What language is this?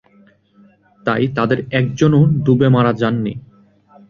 Bangla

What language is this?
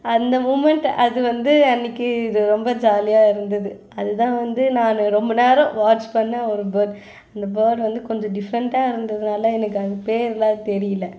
Tamil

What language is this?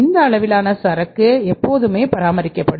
Tamil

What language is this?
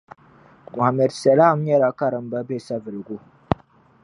Dagbani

